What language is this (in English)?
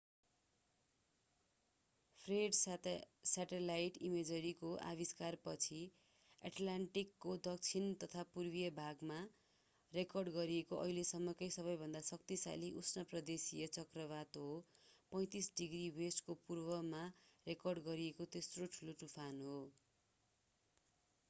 Nepali